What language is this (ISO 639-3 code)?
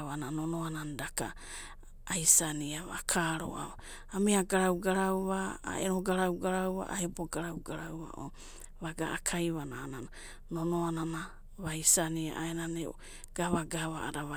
kbt